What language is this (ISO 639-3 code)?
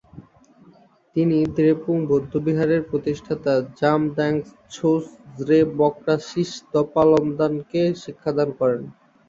ben